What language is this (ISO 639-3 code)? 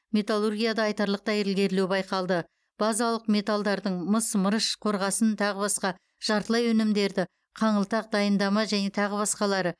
kaz